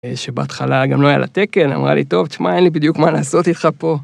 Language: Hebrew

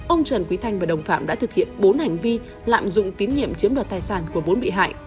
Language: Vietnamese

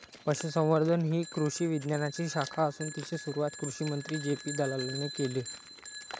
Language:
Marathi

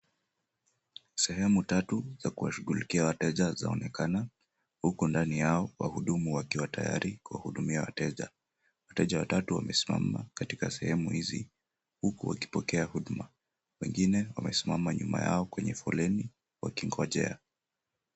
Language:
Swahili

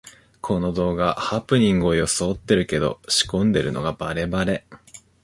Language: Japanese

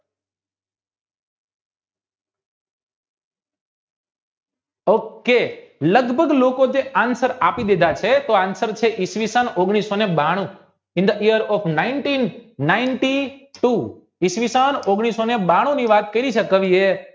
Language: Gujarati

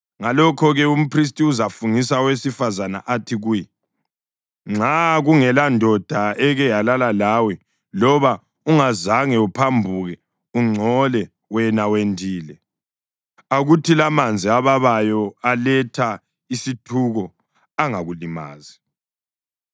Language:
North Ndebele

